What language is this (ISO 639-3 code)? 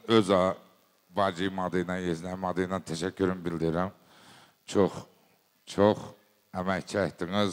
tur